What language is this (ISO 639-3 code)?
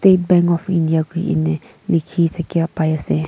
nag